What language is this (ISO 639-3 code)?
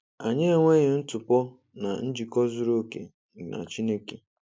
ibo